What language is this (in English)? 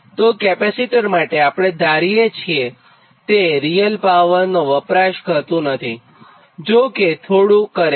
Gujarati